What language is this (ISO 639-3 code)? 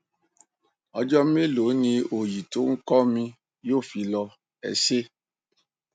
yor